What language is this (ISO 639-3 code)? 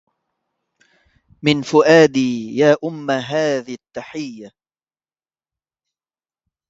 ara